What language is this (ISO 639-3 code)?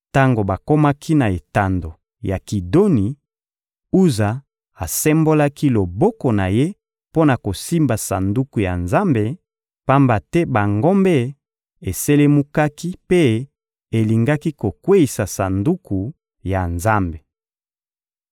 lin